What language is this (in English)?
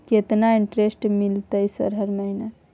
Maithili